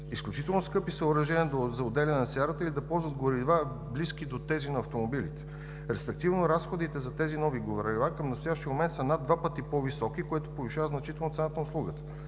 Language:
Bulgarian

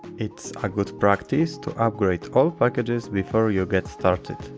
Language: English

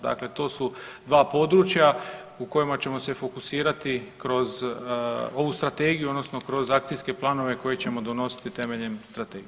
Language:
Croatian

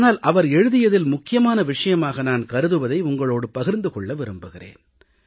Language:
Tamil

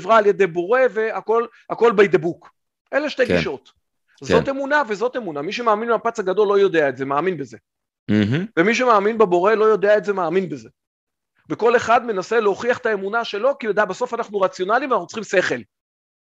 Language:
Hebrew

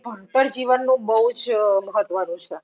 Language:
Gujarati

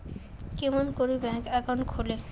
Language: Bangla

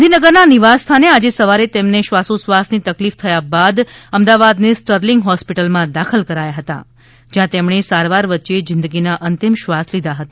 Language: Gujarati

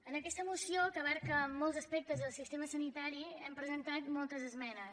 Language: Catalan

